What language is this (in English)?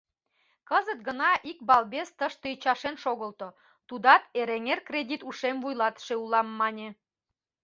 Mari